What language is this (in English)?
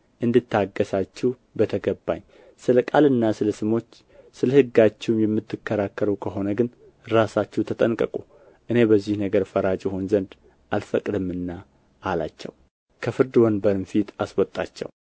Amharic